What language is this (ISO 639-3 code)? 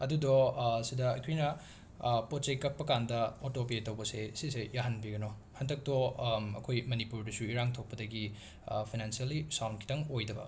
mni